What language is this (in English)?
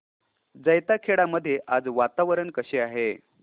Marathi